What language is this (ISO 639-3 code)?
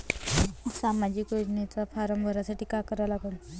mar